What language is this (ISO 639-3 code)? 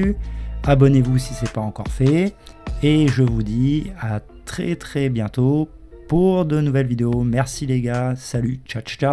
fra